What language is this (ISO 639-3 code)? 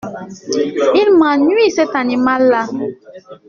fra